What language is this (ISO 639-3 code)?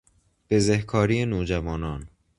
fas